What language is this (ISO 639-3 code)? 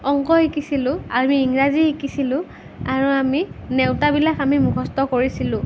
asm